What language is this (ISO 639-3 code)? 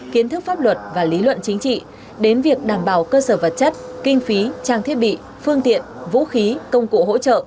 vie